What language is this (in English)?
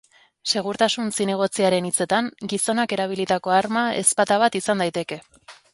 Basque